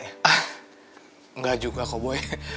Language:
Indonesian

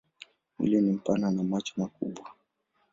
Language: Swahili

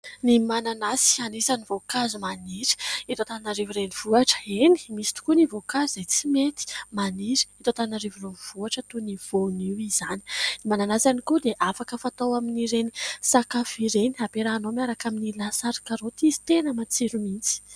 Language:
Malagasy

